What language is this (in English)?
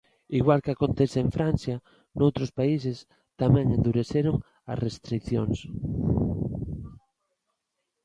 Galician